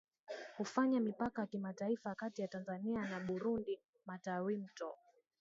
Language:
Swahili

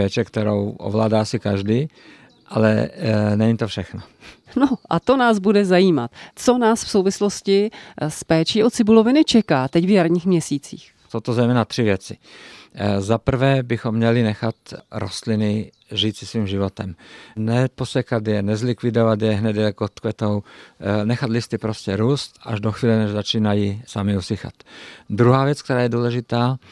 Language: Czech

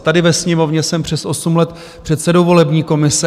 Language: Czech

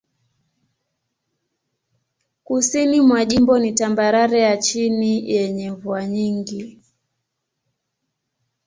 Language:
Swahili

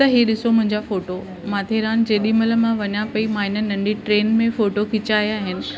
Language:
Sindhi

